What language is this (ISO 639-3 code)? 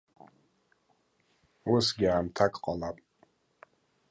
abk